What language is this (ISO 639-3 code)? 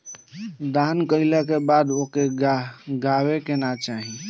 bho